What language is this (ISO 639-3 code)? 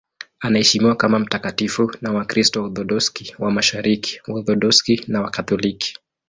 swa